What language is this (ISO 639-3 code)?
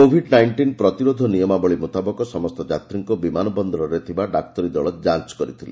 ori